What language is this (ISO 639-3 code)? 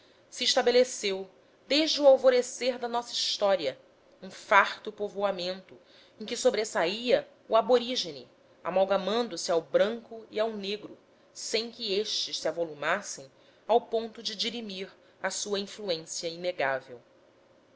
por